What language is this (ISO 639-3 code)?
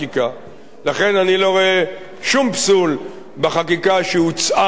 heb